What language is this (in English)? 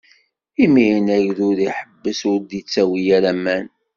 Kabyle